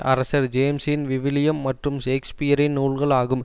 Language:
Tamil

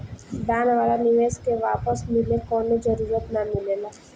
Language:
Bhojpuri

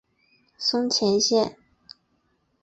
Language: Chinese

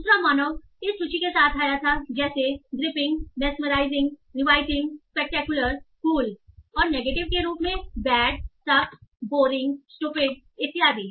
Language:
Hindi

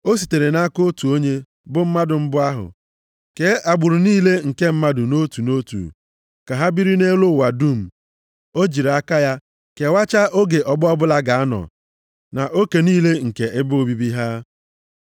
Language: Igbo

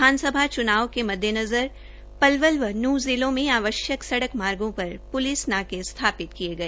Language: Hindi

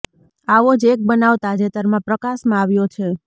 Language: Gujarati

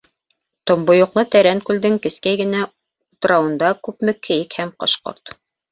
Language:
Bashkir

